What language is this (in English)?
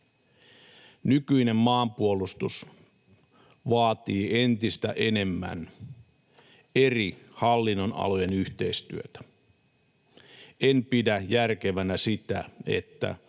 Finnish